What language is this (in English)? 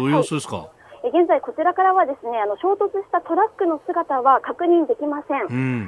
Japanese